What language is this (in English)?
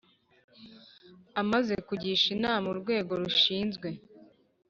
Kinyarwanda